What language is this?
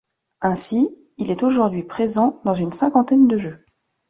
French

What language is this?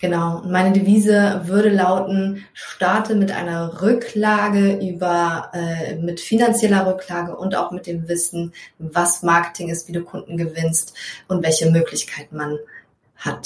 German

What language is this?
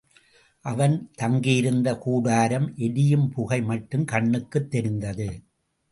Tamil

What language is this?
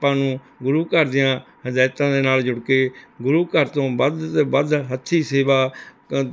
Punjabi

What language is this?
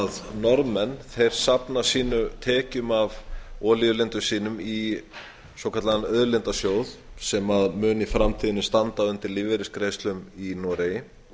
Icelandic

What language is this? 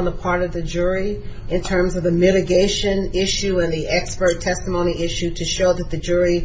English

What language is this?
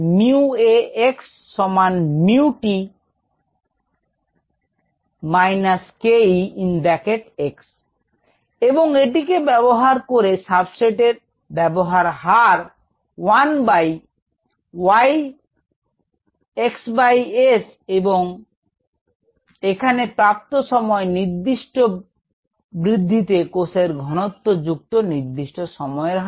Bangla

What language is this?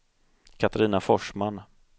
Swedish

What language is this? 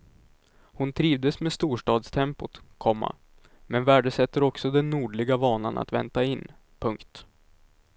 Swedish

